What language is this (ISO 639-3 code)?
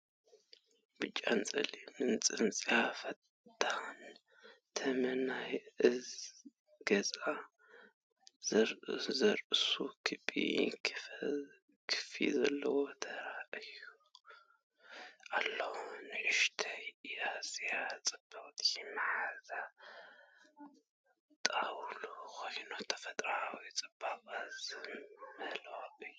tir